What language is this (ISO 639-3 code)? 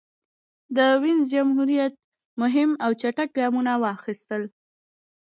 pus